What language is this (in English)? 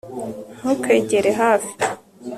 Kinyarwanda